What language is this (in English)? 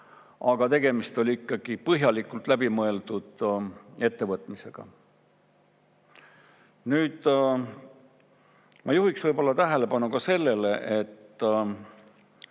Estonian